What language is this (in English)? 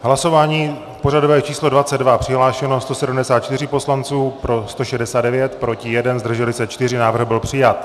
Czech